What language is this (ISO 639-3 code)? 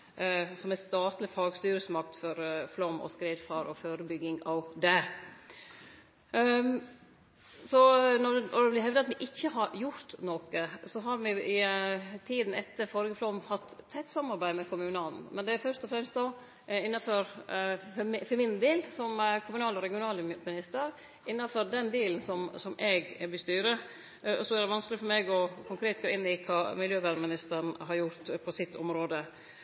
nno